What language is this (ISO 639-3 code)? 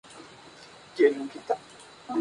spa